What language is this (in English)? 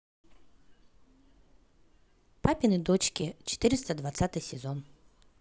Russian